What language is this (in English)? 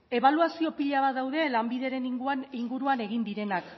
Basque